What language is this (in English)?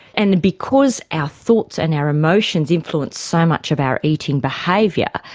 English